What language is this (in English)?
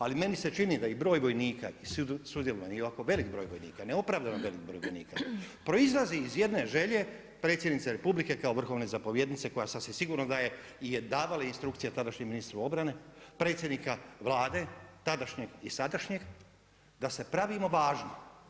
Croatian